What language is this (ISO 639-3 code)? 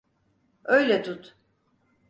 tur